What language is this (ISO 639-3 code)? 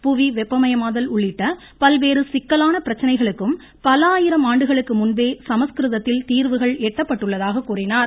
tam